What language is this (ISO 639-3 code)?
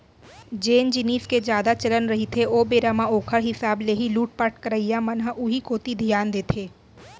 hne